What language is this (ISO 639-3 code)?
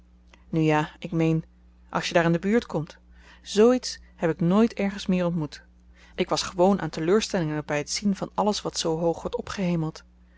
nld